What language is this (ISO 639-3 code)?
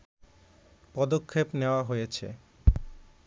ben